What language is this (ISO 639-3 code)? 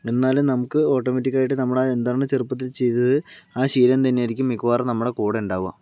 mal